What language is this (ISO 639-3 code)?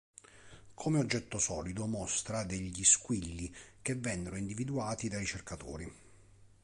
ita